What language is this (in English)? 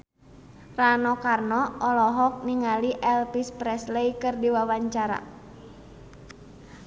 Sundanese